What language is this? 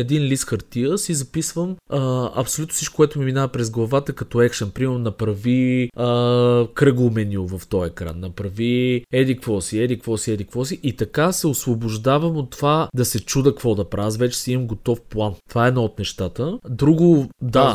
Bulgarian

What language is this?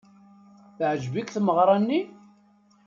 Kabyle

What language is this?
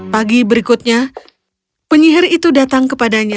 Indonesian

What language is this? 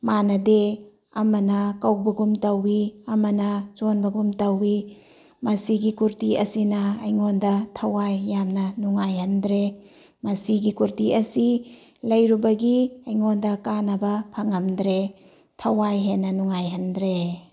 Manipuri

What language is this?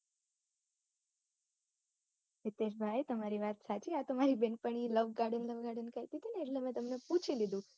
Gujarati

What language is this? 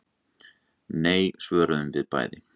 Icelandic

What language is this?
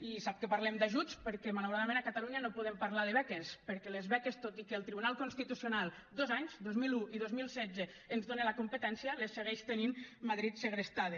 Catalan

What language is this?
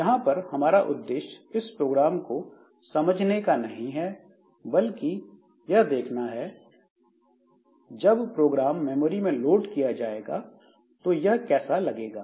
Hindi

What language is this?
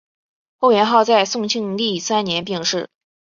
Chinese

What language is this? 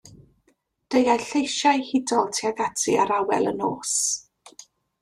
Welsh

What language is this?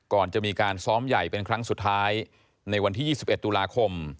Thai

